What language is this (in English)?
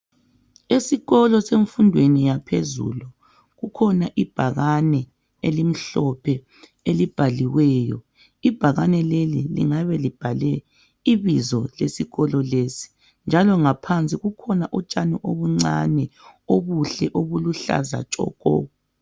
North Ndebele